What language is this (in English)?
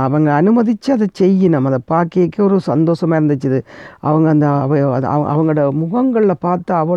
Tamil